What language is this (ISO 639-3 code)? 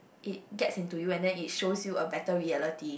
eng